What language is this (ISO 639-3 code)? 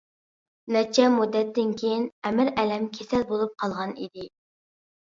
uig